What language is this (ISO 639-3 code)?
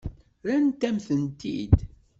kab